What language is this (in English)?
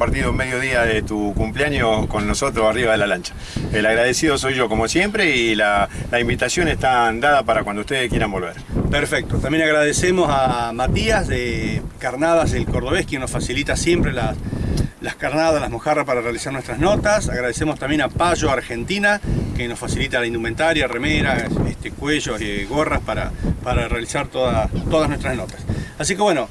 Spanish